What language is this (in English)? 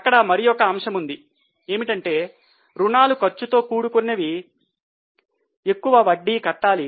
Telugu